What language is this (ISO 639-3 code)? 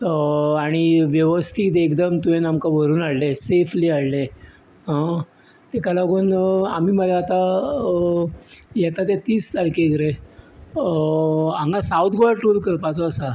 kok